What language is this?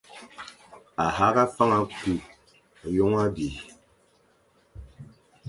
Fang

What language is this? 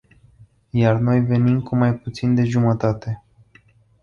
Romanian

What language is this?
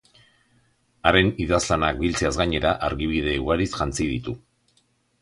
Basque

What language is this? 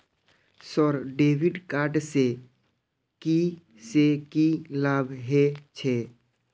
Maithili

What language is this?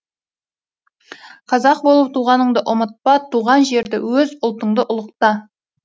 Kazakh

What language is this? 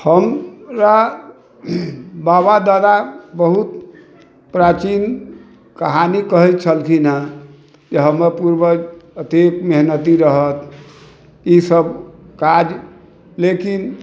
Maithili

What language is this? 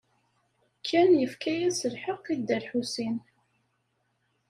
Kabyle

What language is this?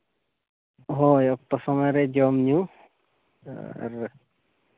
Santali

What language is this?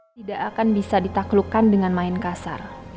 Indonesian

